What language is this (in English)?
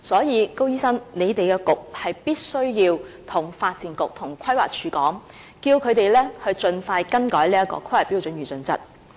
Cantonese